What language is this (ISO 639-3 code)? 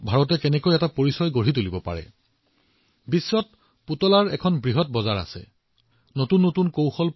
asm